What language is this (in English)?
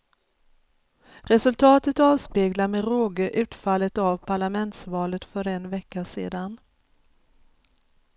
Swedish